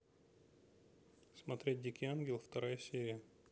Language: Russian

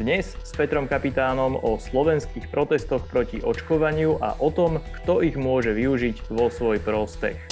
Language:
Slovak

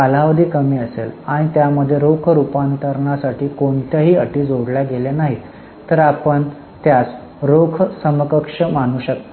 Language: Marathi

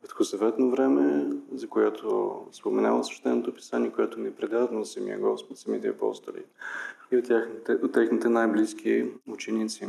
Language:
Bulgarian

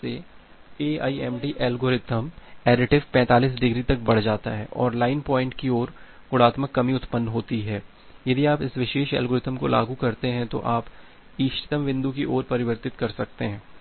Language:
Hindi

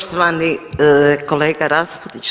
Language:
Croatian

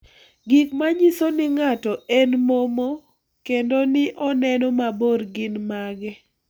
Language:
Luo (Kenya and Tanzania)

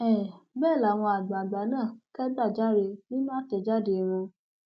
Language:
Yoruba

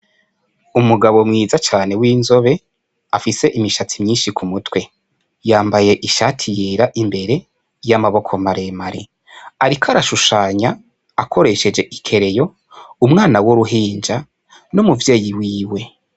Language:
Rundi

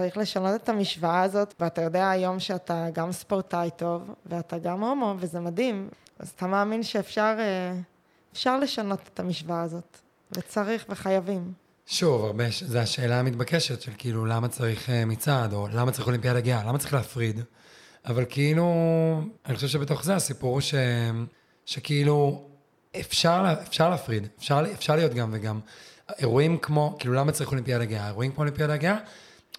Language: Hebrew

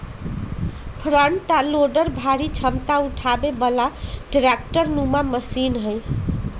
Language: Magahi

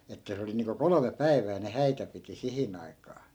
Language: Finnish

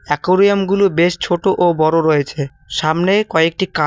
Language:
Bangla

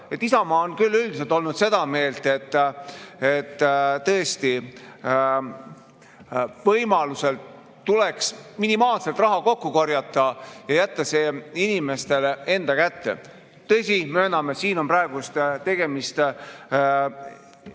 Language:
Estonian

